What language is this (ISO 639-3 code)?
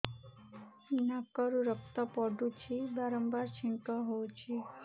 ori